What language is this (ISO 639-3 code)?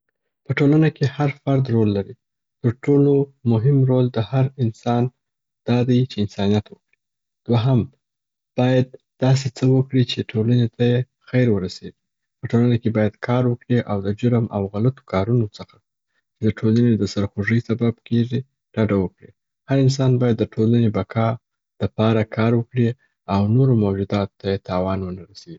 pbt